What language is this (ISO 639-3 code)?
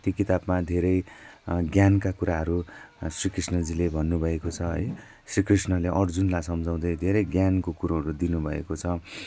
nep